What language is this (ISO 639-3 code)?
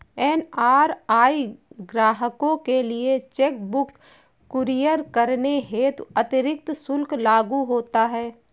hin